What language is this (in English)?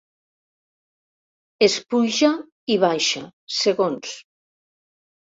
Catalan